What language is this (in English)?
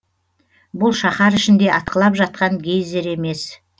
Kazakh